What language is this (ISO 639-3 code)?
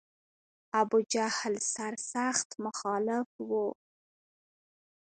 pus